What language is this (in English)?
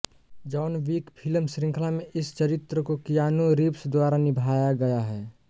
Hindi